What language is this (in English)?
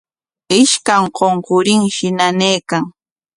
Corongo Ancash Quechua